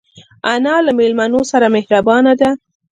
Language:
Pashto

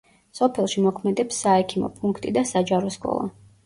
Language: Georgian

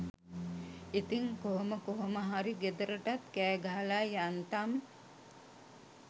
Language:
Sinhala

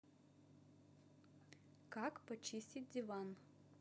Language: Russian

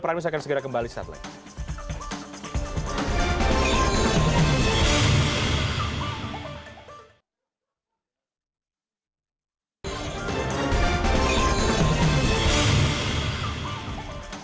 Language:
Indonesian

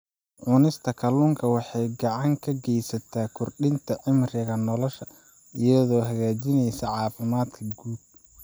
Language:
Somali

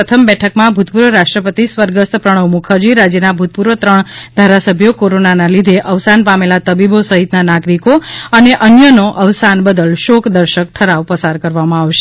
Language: Gujarati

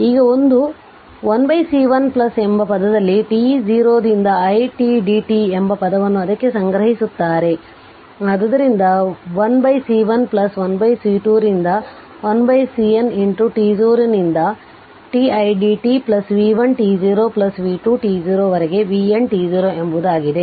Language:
Kannada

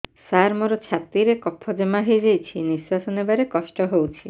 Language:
Odia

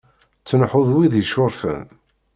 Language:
Kabyle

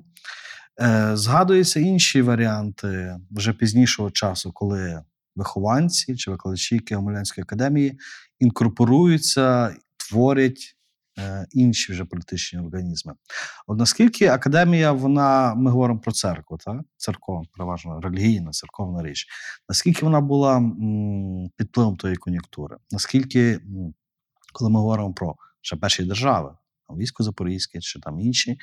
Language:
Ukrainian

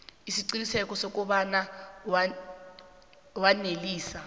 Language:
South Ndebele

